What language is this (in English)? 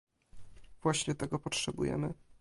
Polish